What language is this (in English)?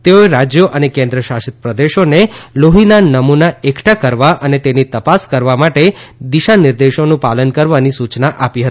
Gujarati